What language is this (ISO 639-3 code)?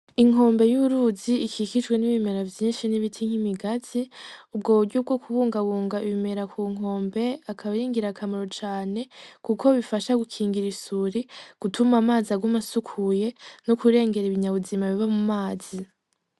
run